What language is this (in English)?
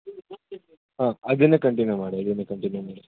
Kannada